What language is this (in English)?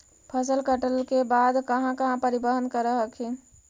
Magahi